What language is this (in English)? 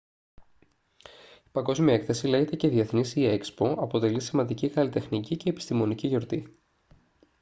Greek